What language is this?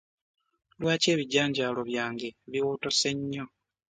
Ganda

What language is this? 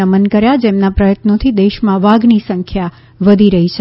Gujarati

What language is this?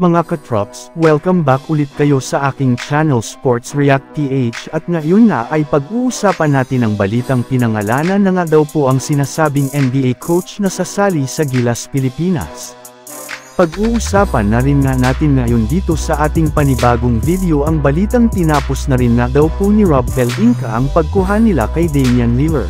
Filipino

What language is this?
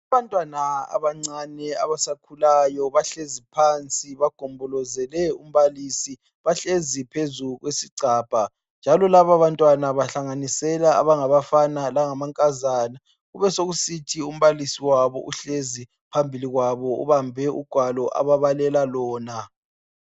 North Ndebele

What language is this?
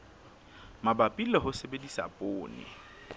Southern Sotho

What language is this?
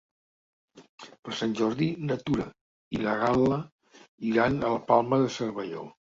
Catalan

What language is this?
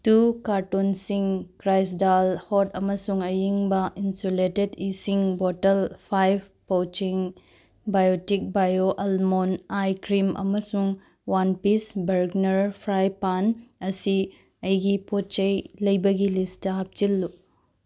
Manipuri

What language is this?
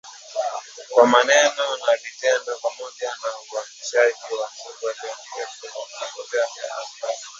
Swahili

